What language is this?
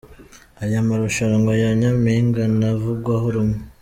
Kinyarwanda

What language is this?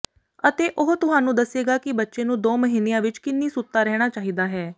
Punjabi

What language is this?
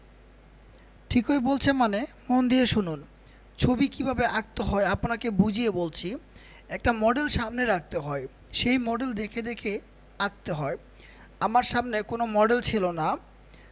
Bangla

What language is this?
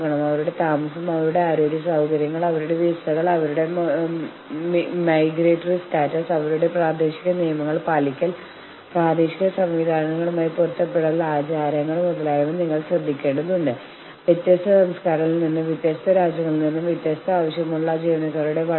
Malayalam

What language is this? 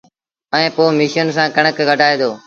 Sindhi Bhil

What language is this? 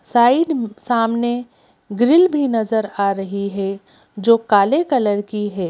Hindi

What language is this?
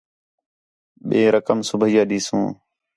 Khetrani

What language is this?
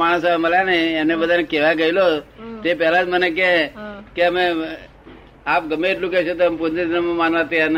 Gujarati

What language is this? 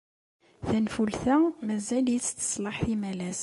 Kabyle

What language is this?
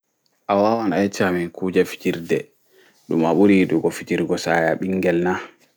Fula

